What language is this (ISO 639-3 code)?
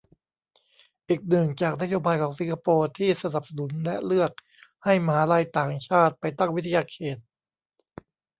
tha